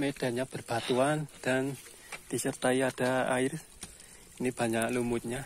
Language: Indonesian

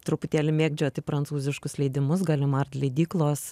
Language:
Lithuanian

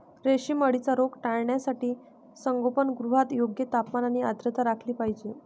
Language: Marathi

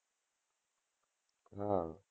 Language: Gujarati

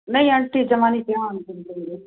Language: Punjabi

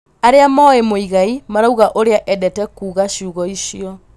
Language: Kikuyu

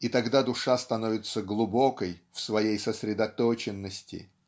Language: Russian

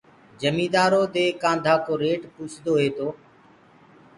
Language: Gurgula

